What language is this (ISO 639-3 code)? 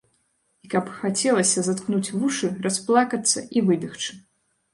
bel